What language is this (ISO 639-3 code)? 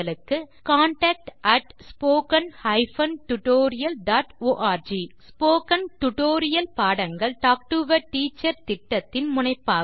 tam